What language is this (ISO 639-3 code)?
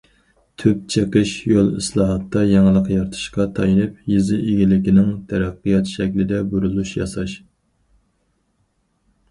uig